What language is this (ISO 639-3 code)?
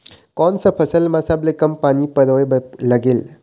hne